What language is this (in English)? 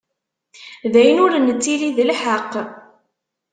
Kabyle